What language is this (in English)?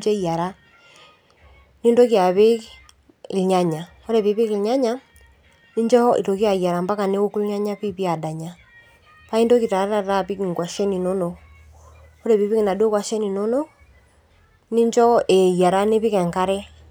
Masai